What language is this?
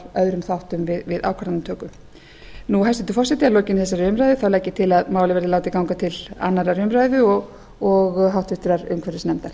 Icelandic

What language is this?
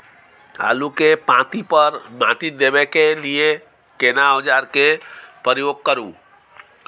Maithili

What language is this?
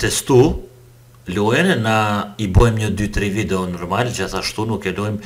Romanian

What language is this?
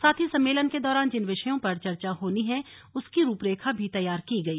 Hindi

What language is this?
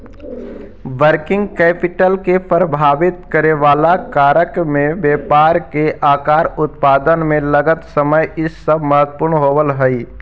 Magahi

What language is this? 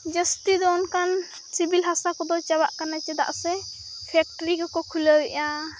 Santali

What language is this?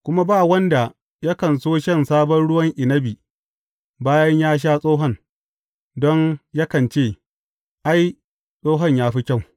Hausa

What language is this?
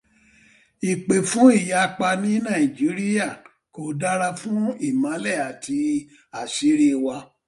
Yoruba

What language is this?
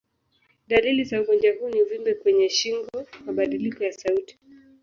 Swahili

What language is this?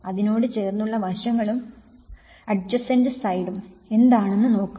Malayalam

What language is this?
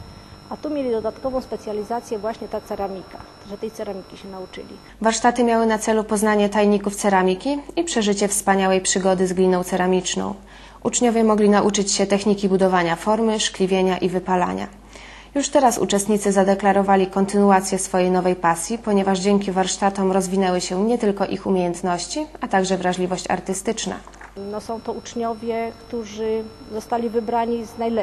Polish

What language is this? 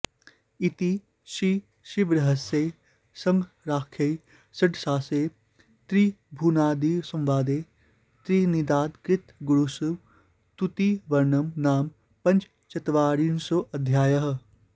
Sanskrit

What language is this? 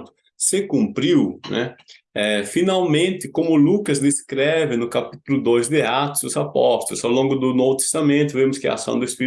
Portuguese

